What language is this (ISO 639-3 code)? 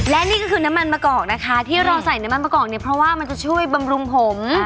tha